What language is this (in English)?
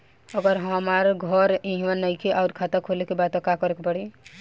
Bhojpuri